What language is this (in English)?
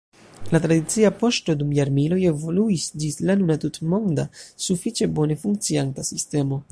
Esperanto